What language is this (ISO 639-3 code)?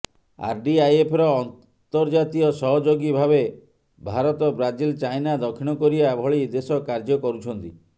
ori